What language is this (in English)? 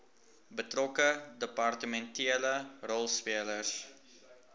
Afrikaans